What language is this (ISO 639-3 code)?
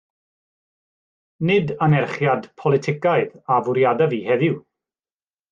cym